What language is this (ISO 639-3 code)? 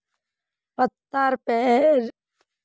mag